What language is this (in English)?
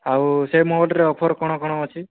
Odia